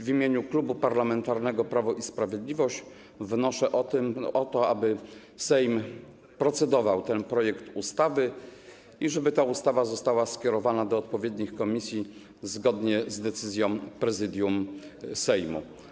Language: Polish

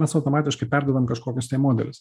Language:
Lithuanian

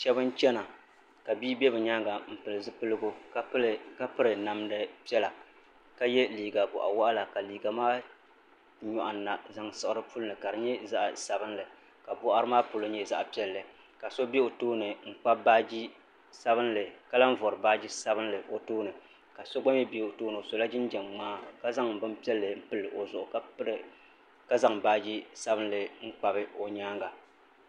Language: Dagbani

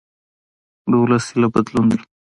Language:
Pashto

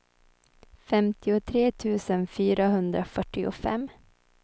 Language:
Swedish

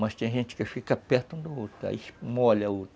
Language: Portuguese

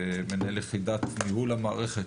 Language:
Hebrew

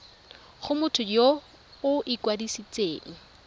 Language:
Tswana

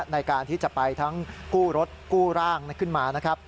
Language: Thai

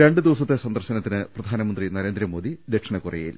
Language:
Malayalam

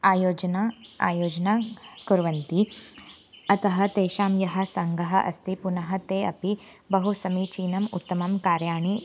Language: Sanskrit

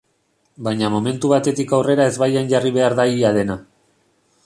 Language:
Basque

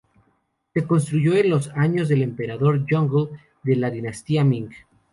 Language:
Spanish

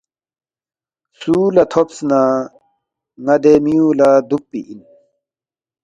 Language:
Balti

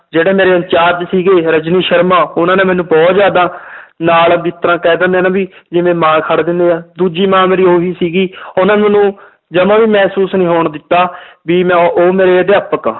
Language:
Punjabi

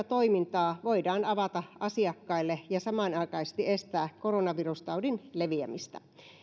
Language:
Finnish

